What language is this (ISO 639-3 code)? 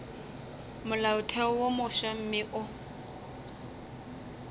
nso